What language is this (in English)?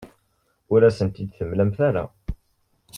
Kabyle